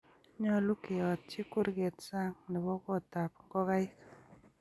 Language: Kalenjin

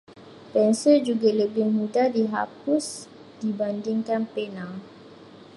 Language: Malay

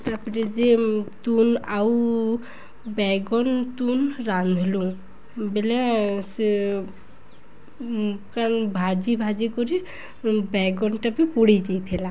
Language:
Odia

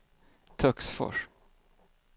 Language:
Swedish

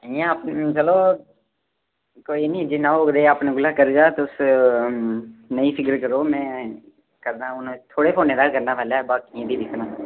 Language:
Dogri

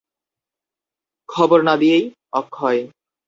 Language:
Bangla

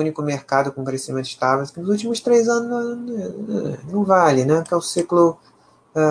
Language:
Portuguese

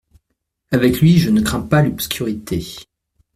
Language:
French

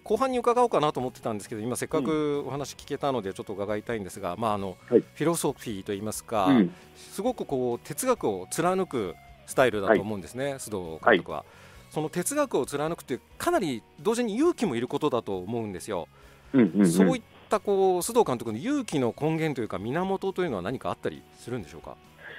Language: Japanese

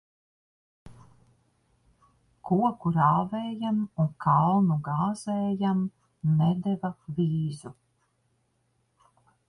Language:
Latvian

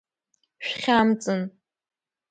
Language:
Abkhazian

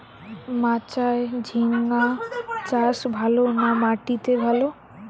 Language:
Bangla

